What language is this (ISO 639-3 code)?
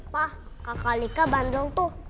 ind